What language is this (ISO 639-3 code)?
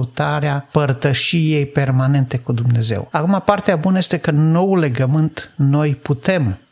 ron